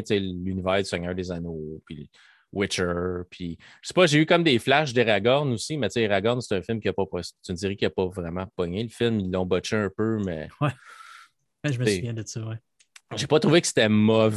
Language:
French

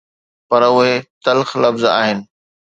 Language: Sindhi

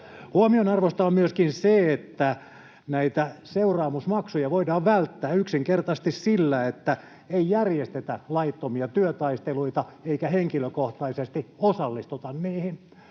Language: Finnish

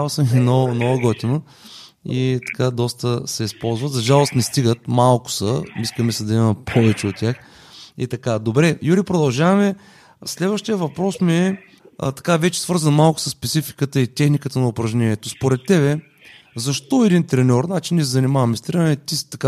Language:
Bulgarian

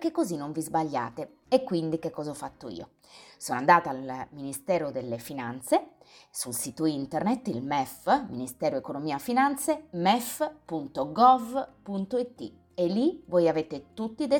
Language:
Italian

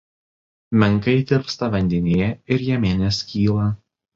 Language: Lithuanian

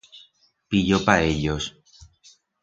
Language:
Aragonese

